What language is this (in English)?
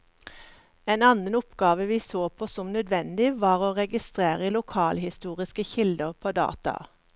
Norwegian